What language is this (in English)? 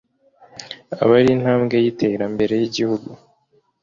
Kinyarwanda